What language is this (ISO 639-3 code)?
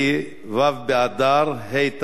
heb